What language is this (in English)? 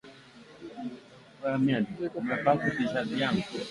Swahili